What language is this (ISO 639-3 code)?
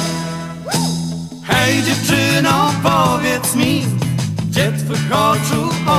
pol